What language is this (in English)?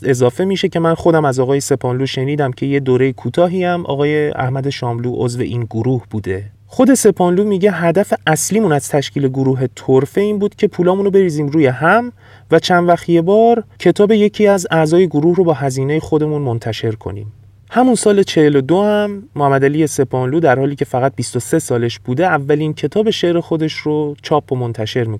Persian